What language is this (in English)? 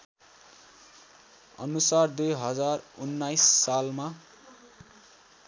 Nepali